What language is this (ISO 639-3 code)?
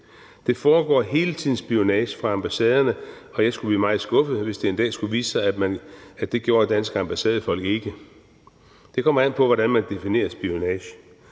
dan